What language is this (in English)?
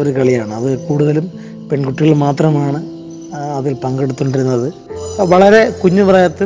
Malayalam